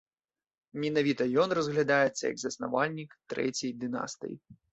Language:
Belarusian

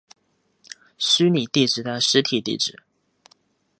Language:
Chinese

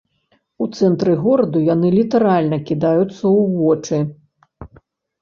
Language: Belarusian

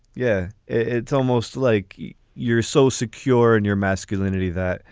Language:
English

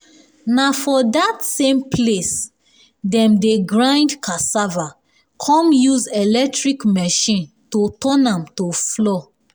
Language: Nigerian Pidgin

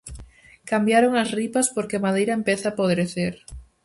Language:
Galician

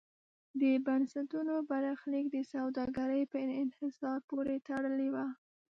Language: Pashto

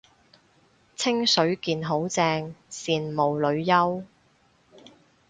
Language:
Cantonese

